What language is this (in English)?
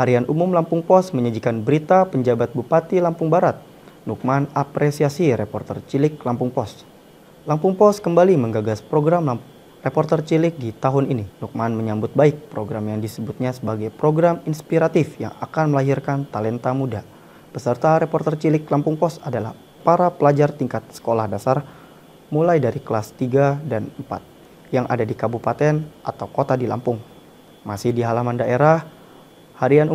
Indonesian